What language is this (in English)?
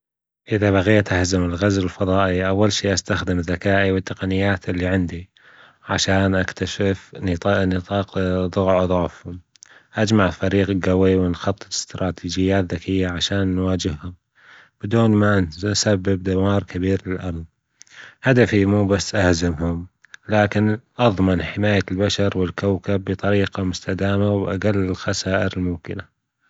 Gulf Arabic